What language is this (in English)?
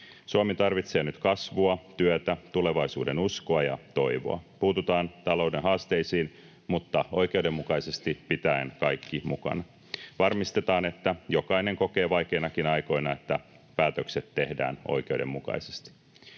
Finnish